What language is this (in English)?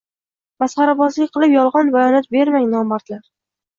Uzbek